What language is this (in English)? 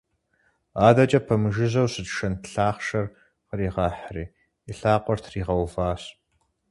Kabardian